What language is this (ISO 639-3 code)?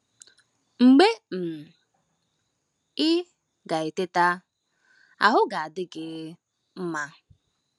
ibo